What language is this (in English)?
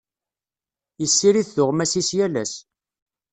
Kabyle